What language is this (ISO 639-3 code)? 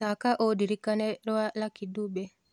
kik